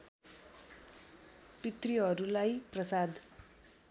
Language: Nepali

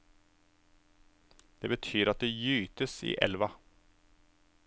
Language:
Norwegian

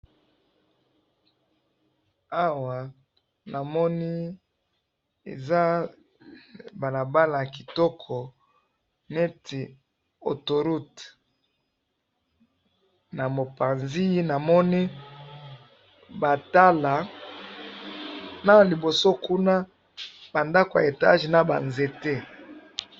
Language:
Lingala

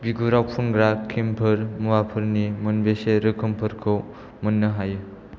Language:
Bodo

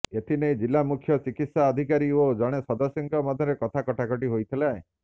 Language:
Odia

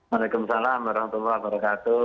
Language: Indonesian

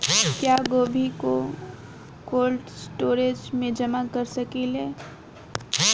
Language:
Bhojpuri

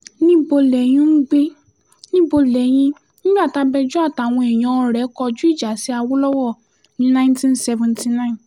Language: Yoruba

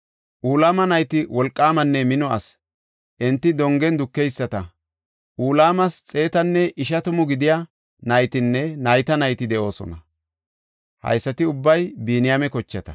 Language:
Gofa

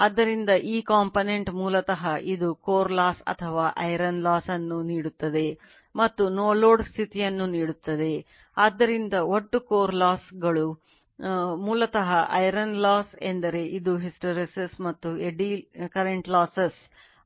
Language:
Kannada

